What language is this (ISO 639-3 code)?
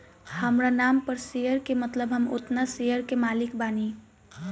bho